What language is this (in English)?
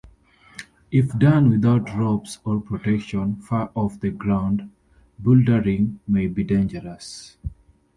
English